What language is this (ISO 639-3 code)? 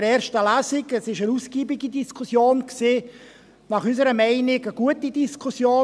gsw